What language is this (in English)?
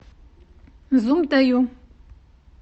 Russian